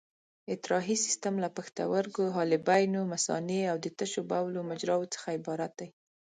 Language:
Pashto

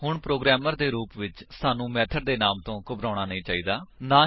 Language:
Punjabi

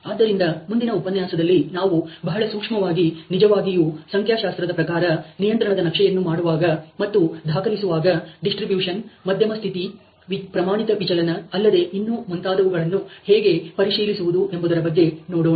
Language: Kannada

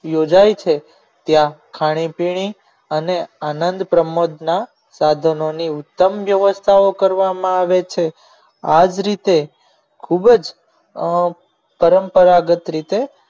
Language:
Gujarati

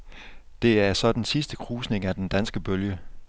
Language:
Danish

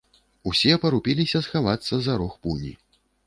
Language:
Belarusian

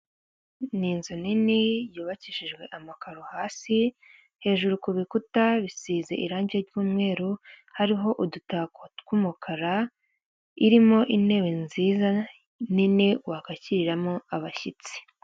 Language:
Kinyarwanda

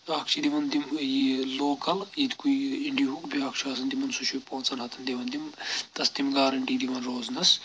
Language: Kashmiri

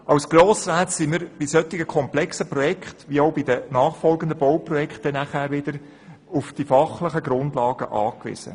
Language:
Swiss German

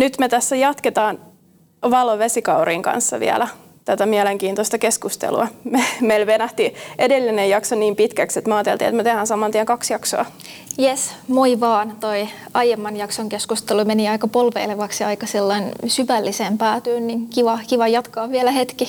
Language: Finnish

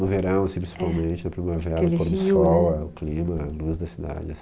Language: Portuguese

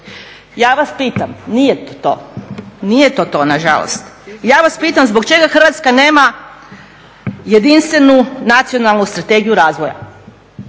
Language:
Croatian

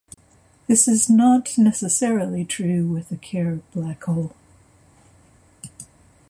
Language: English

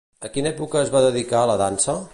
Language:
Catalan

